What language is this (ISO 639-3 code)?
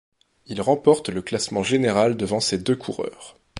fra